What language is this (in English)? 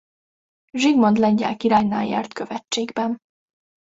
Hungarian